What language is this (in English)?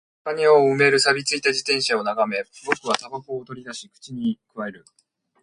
Japanese